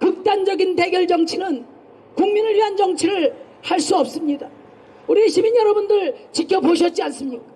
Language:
Korean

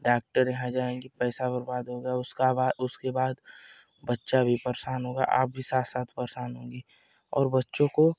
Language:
Hindi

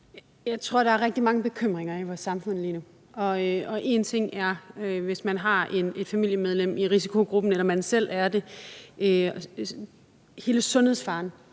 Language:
Danish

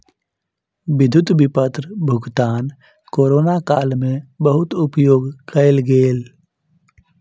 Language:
Maithili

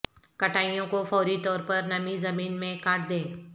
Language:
Urdu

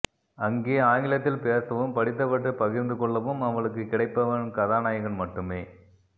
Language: Tamil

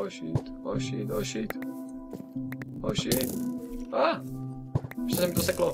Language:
Czech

